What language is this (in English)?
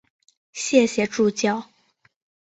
Chinese